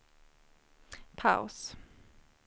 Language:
Swedish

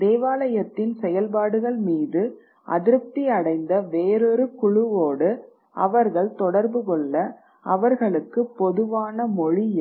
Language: Tamil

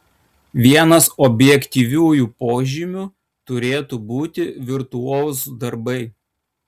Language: Lithuanian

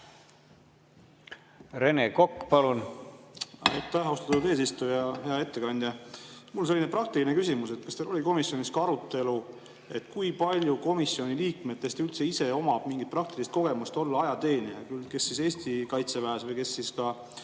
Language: Estonian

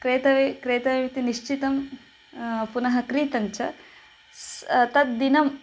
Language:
Sanskrit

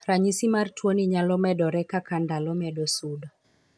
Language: Luo (Kenya and Tanzania)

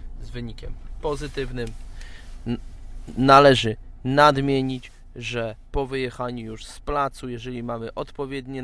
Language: Polish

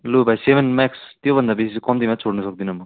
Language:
Nepali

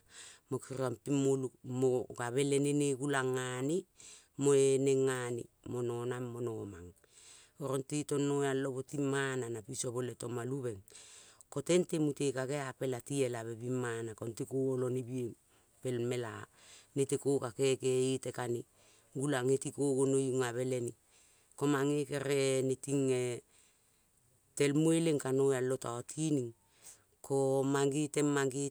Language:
Kol (Papua New Guinea)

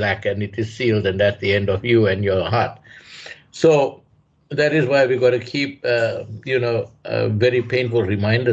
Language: English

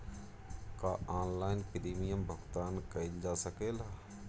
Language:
Bhojpuri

